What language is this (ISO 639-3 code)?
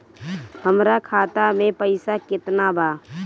bho